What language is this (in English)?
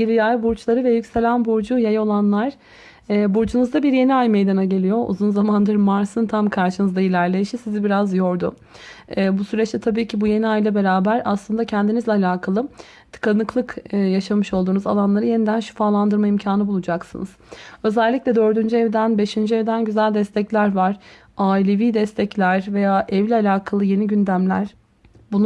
Turkish